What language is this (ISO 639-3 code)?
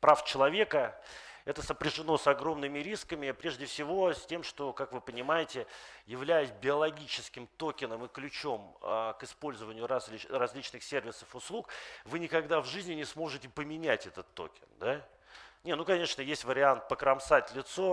rus